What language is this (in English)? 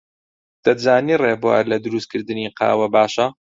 Central Kurdish